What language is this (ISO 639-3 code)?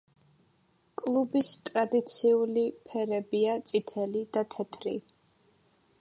kat